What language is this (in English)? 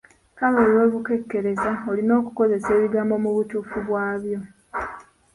Ganda